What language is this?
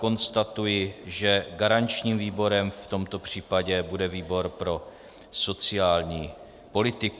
Czech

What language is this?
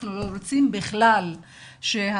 Hebrew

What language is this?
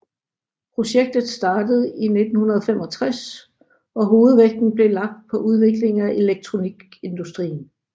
Danish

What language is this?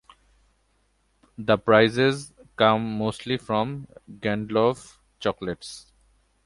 English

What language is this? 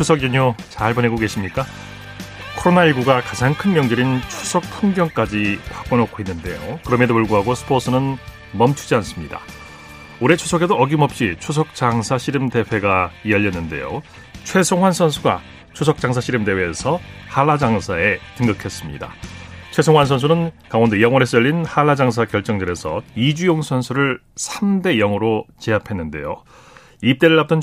Korean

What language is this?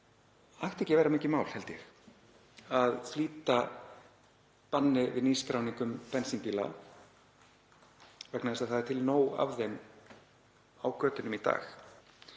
Icelandic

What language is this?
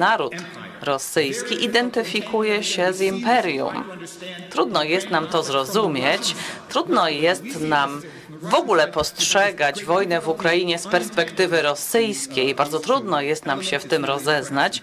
Polish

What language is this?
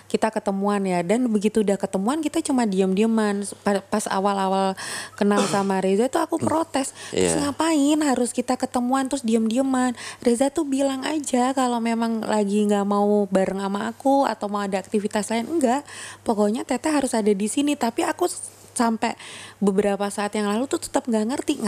Indonesian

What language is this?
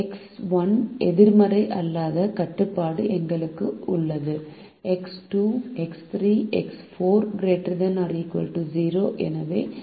Tamil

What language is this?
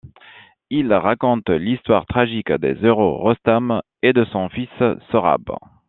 French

